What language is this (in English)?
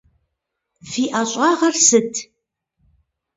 Kabardian